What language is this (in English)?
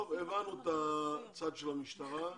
Hebrew